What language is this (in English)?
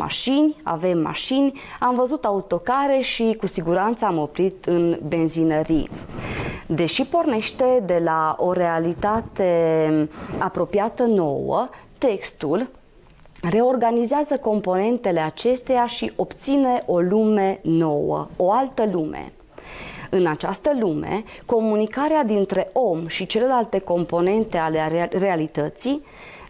Romanian